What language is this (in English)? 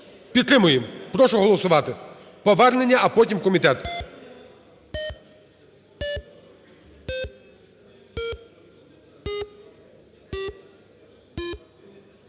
Ukrainian